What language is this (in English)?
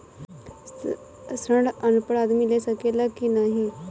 Bhojpuri